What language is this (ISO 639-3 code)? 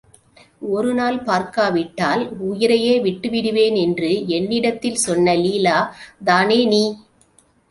tam